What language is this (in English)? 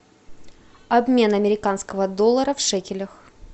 Russian